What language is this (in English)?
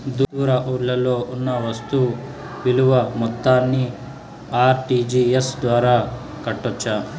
Telugu